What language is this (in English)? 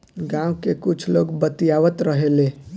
Bhojpuri